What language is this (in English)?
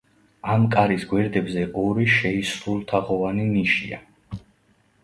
Georgian